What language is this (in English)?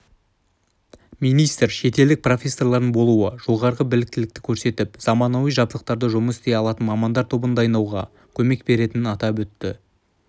Kazakh